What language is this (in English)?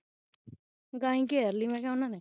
Punjabi